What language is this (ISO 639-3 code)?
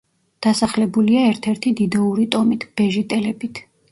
kat